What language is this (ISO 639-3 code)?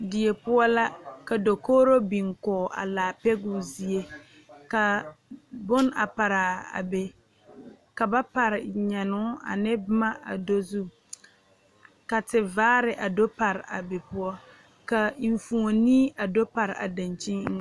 dga